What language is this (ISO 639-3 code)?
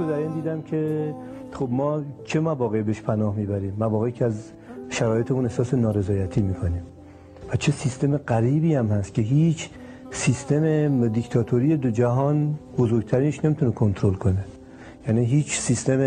fas